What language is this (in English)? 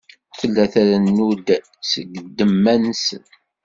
Kabyle